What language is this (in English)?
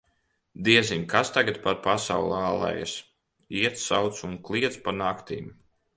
Latvian